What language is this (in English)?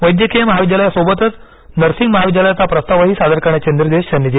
Marathi